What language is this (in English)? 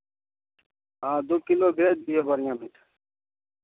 Maithili